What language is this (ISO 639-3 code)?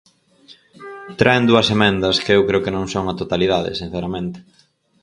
glg